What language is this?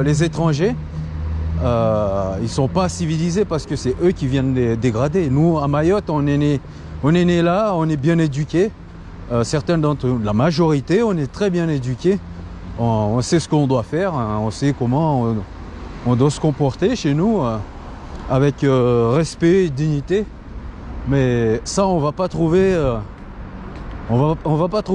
French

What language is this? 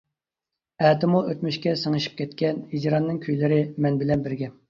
Uyghur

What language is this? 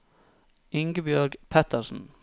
Norwegian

